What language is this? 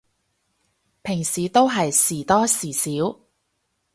Cantonese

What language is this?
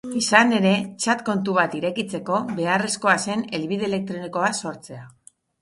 Basque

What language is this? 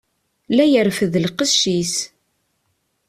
Kabyle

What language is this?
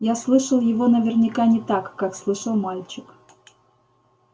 Russian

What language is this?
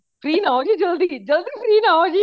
Punjabi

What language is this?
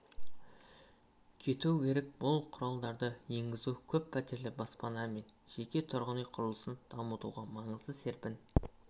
Kazakh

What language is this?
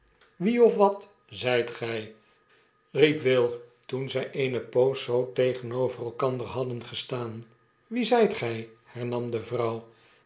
Dutch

